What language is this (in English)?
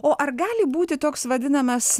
Lithuanian